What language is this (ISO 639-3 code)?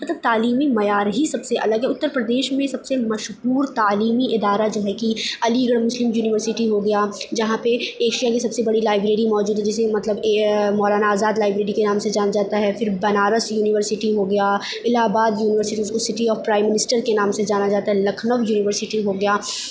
urd